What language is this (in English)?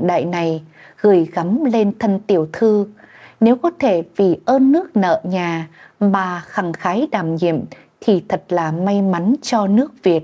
Vietnamese